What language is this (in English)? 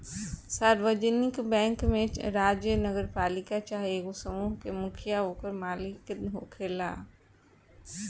Bhojpuri